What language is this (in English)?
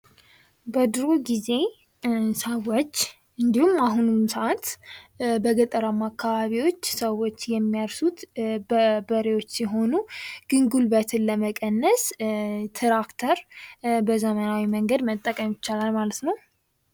Amharic